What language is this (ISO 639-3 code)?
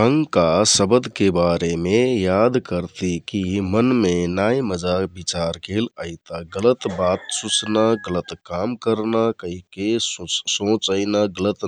tkt